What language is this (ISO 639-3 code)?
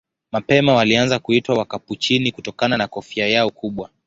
swa